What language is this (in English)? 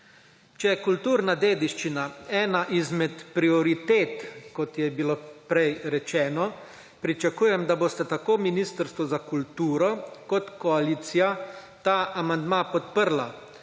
Slovenian